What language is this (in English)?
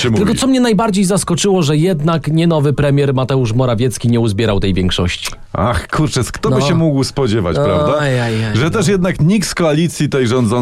Polish